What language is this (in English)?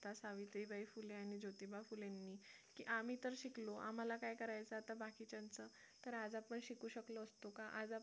Marathi